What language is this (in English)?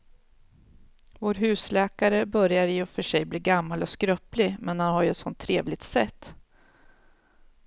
Swedish